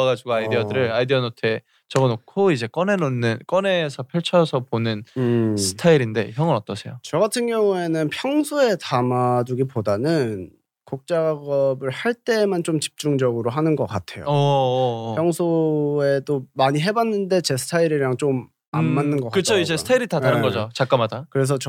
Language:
Korean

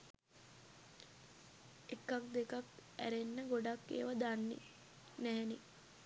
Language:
Sinhala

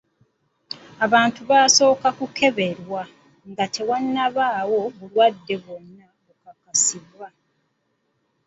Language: Ganda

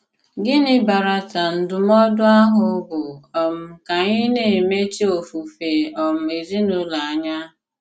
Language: Igbo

